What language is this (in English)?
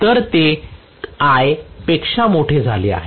Marathi